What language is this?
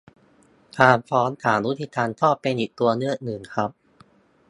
Thai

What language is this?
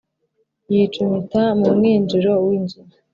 Kinyarwanda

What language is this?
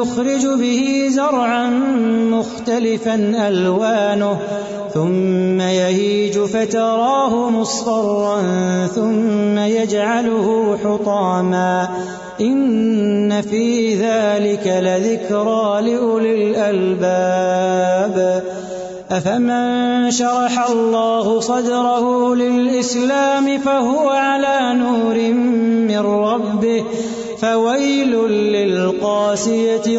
Urdu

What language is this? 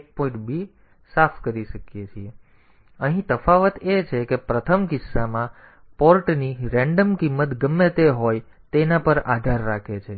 Gujarati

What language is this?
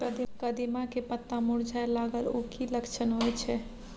Maithili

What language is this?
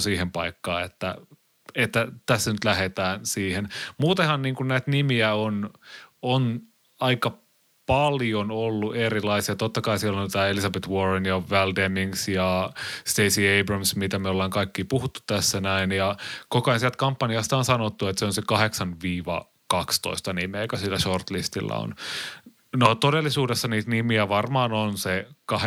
Finnish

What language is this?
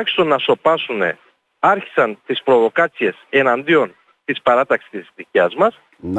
Greek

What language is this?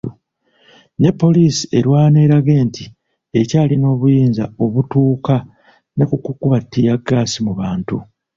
Ganda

